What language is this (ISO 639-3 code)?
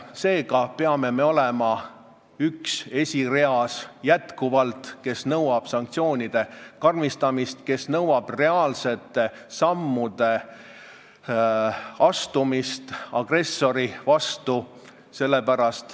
est